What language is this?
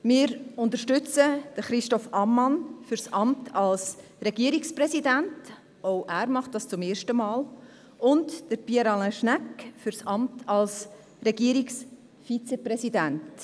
Swiss German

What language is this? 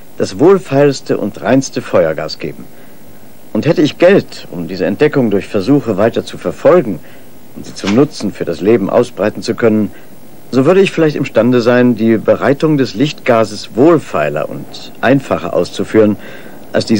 German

